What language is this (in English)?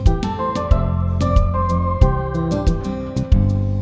Indonesian